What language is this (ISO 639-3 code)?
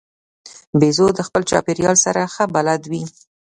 pus